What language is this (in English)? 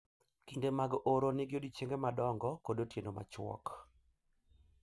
Luo (Kenya and Tanzania)